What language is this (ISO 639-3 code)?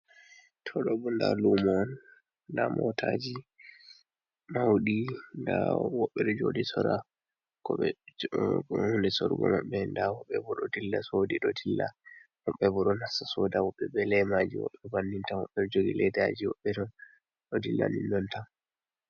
ful